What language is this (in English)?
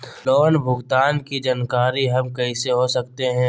Magahi